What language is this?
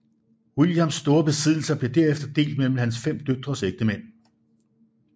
Danish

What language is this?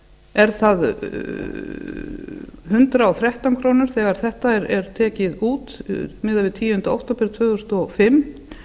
Icelandic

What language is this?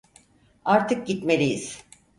Turkish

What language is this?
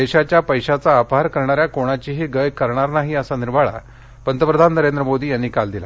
Marathi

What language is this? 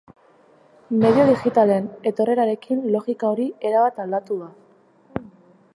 Basque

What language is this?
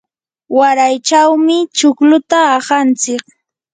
Yanahuanca Pasco Quechua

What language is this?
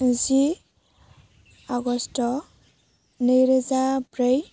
Bodo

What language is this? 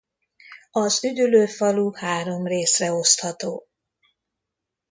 Hungarian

